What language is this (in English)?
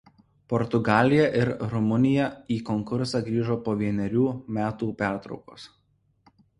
Lithuanian